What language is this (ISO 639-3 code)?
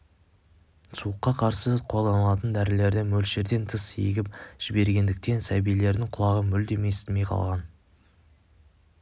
kaz